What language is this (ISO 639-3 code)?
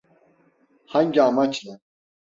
tur